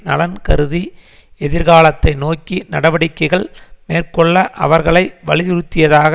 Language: Tamil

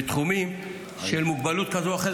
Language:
Hebrew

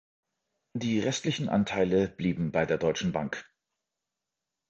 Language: German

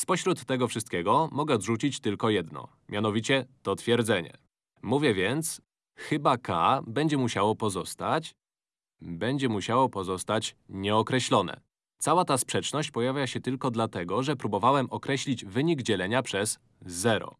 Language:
Polish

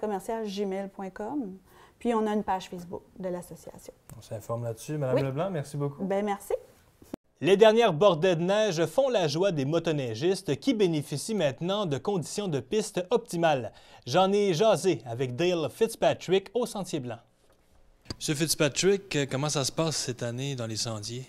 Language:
French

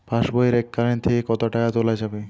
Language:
Bangla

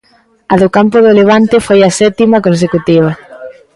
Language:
Galician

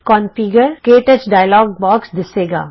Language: Punjabi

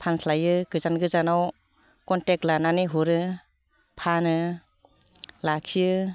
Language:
Bodo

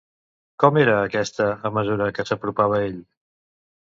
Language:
Catalan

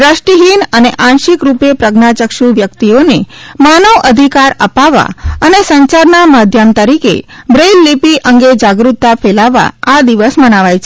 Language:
Gujarati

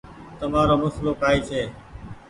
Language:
Goaria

